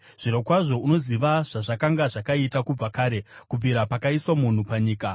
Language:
Shona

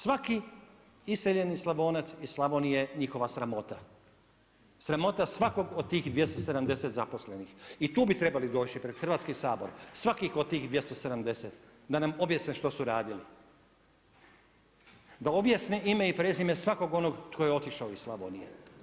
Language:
Croatian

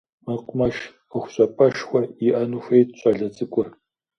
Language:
Kabardian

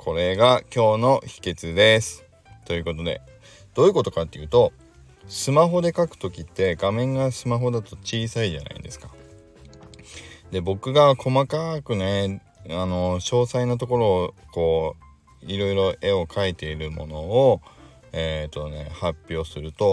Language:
Japanese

